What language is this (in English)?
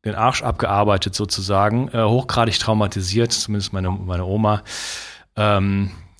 German